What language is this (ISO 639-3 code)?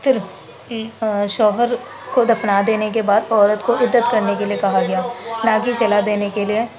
urd